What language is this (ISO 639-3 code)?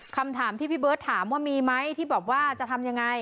tha